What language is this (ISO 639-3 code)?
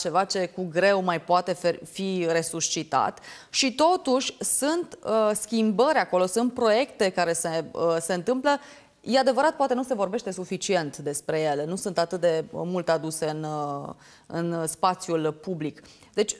ron